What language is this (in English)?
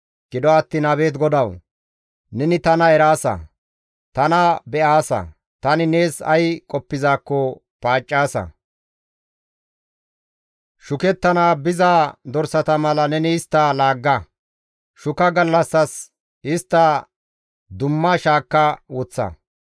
Gamo